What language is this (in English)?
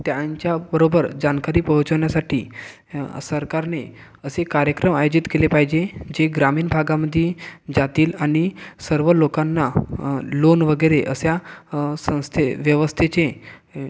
Marathi